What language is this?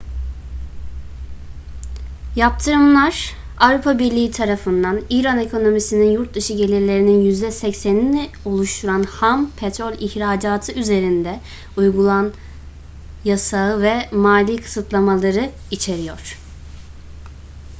Turkish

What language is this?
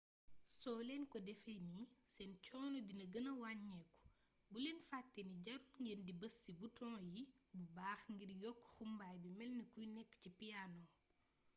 Wolof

